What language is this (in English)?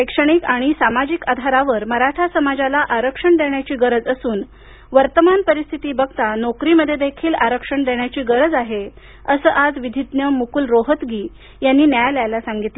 Marathi